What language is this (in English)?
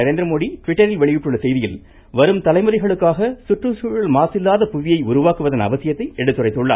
Tamil